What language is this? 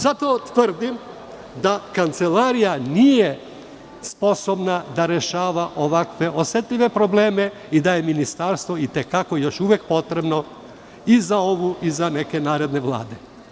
Serbian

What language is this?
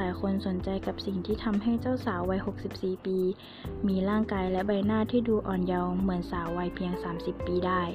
Thai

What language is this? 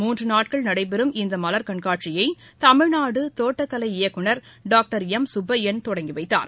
Tamil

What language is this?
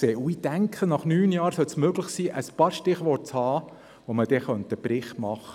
Swiss German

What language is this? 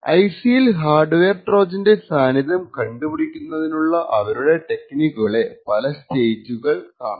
Malayalam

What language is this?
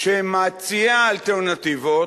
Hebrew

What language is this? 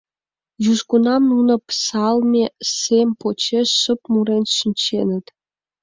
Mari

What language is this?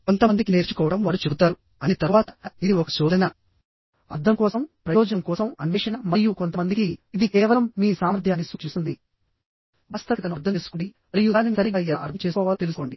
Telugu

